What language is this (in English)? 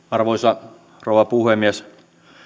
Finnish